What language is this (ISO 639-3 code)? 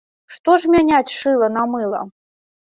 bel